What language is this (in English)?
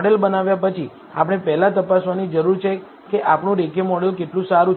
Gujarati